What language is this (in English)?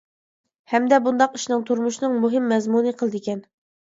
Uyghur